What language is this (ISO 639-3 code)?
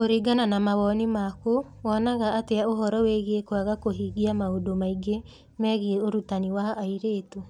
kik